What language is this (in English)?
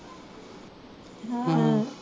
Punjabi